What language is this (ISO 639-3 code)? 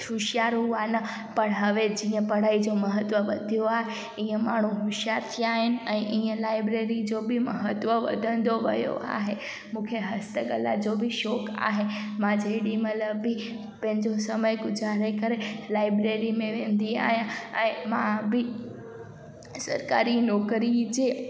snd